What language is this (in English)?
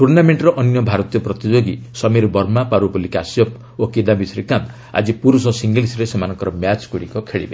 Odia